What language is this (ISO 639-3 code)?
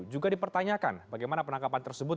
ind